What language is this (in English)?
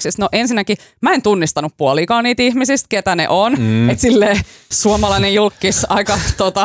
Finnish